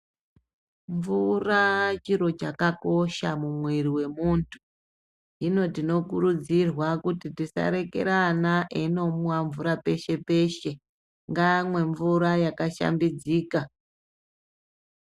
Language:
Ndau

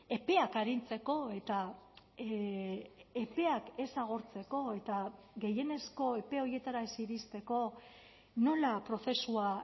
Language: Basque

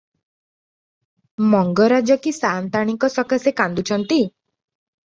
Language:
Odia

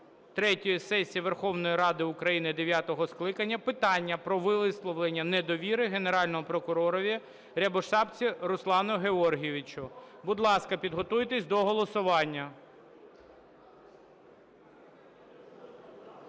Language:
Ukrainian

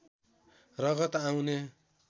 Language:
Nepali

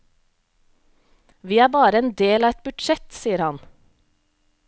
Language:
Norwegian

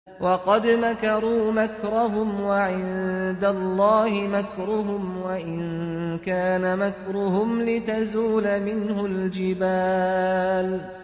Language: Arabic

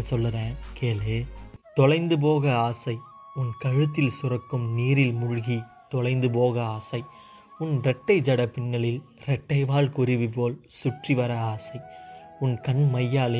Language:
Tamil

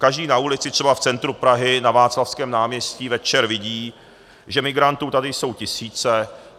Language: Czech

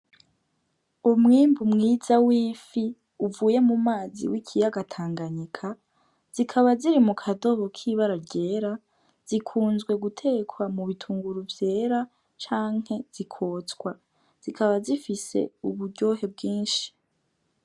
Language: Rundi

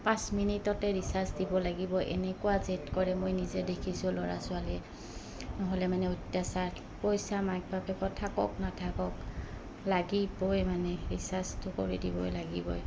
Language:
Assamese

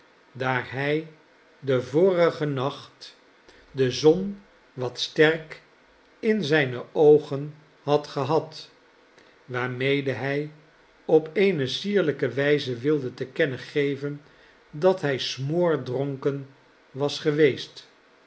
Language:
Dutch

